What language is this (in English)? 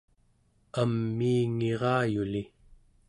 Central Yupik